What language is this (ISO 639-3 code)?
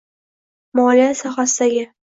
uzb